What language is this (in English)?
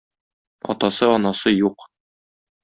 Tatar